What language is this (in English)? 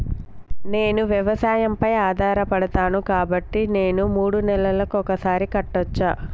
Telugu